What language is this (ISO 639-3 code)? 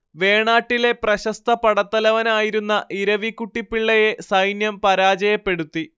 mal